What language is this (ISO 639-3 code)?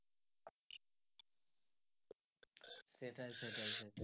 ben